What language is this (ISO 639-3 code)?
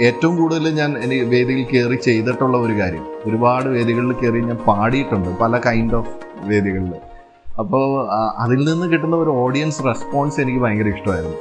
mal